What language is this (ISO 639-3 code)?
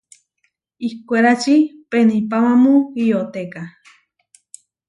var